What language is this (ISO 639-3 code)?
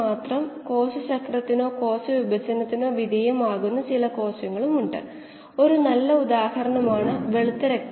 mal